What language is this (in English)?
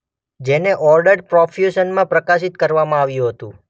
Gujarati